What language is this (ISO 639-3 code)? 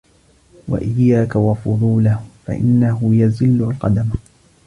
ara